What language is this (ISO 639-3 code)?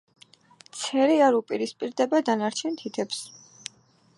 kat